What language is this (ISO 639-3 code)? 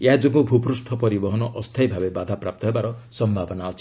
ori